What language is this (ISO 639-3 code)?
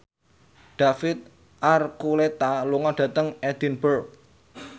jav